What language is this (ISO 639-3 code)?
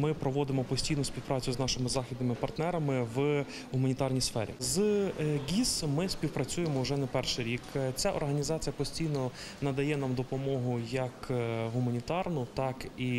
ukr